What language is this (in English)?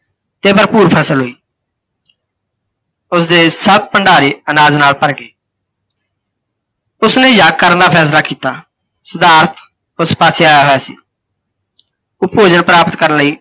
Punjabi